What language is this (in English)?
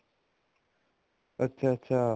Punjabi